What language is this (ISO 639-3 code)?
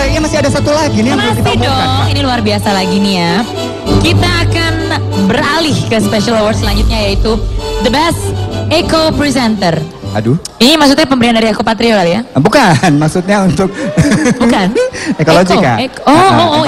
ind